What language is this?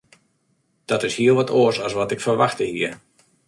Western Frisian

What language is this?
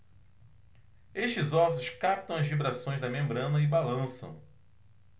Portuguese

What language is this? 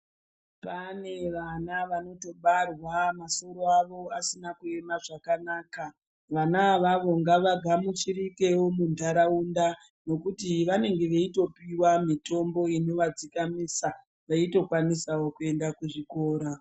Ndau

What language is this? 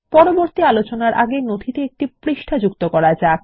Bangla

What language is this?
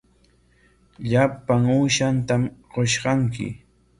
Corongo Ancash Quechua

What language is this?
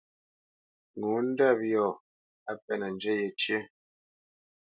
Bamenyam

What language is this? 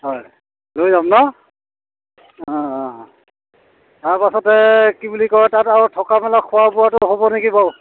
Assamese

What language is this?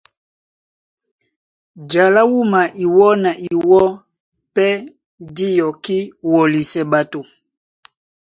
Duala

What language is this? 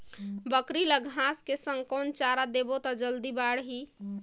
Chhattisgarhi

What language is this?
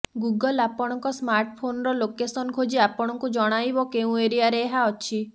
Odia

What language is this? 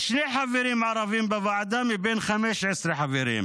Hebrew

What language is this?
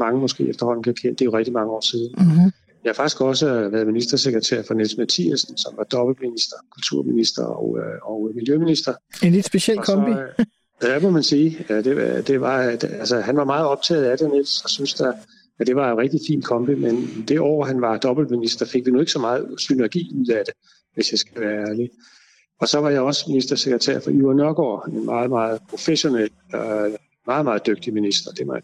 Danish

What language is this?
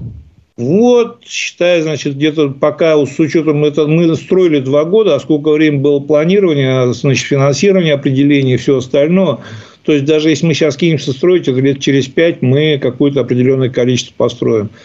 Russian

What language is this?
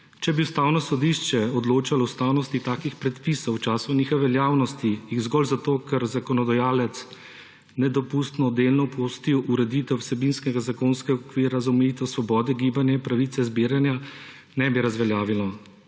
Slovenian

